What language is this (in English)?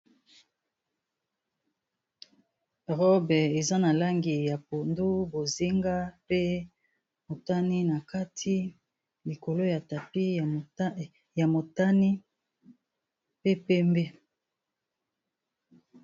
Lingala